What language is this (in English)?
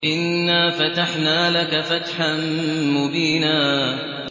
Arabic